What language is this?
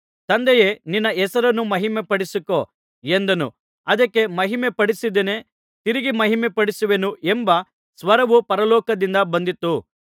Kannada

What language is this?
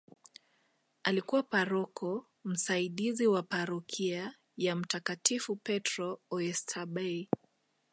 Swahili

